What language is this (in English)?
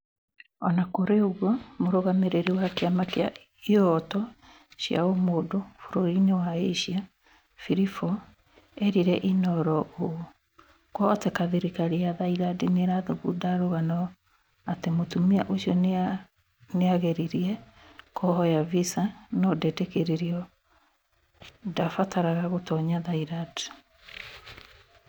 Kikuyu